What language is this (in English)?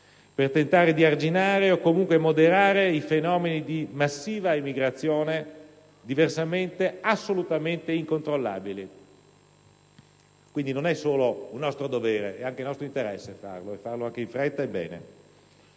Italian